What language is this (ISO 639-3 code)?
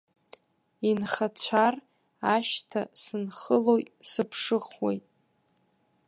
abk